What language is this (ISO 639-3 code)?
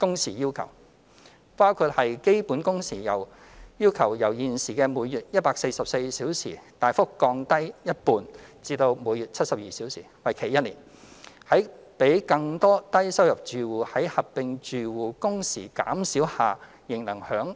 yue